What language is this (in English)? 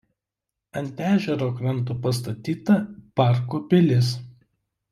Lithuanian